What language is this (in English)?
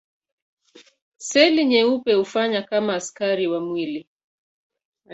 Swahili